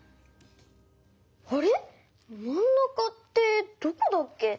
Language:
Japanese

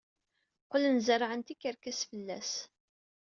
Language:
Kabyle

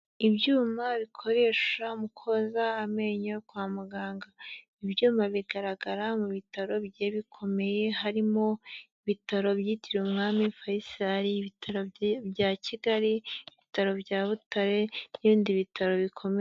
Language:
Kinyarwanda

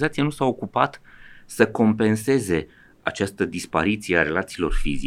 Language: Romanian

